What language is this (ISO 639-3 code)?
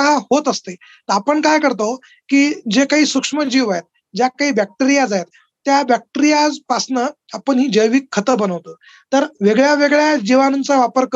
mar